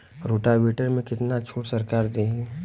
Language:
Bhojpuri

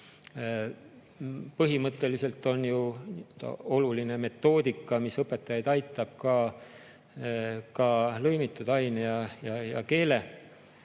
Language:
Estonian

